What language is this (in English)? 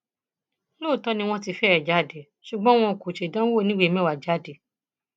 Yoruba